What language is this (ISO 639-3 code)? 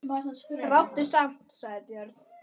isl